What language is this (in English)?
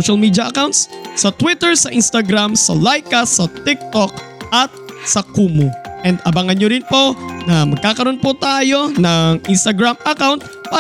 Filipino